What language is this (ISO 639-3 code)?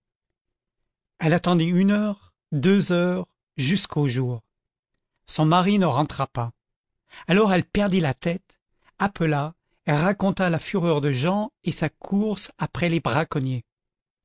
fra